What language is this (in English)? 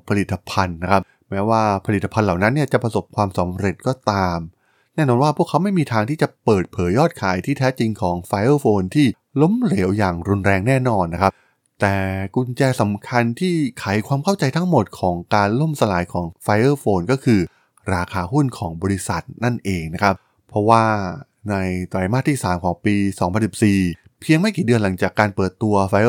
Thai